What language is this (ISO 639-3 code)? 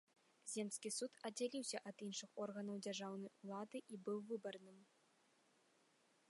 bel